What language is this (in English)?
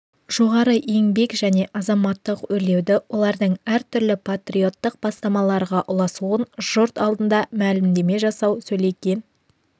Kazakh